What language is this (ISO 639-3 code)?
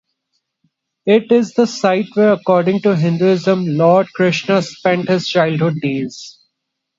eng